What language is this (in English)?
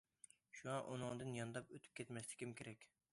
Uyghur